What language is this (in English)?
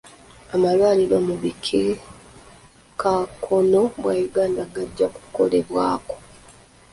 Ganda